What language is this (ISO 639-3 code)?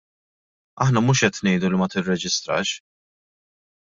mlt